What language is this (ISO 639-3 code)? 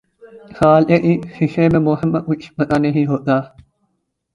urd